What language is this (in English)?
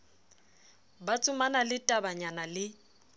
Southern Sotho